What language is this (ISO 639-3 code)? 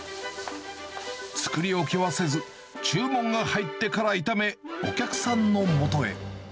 jpn